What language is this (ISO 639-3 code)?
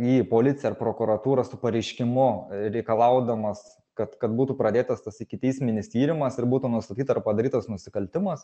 lit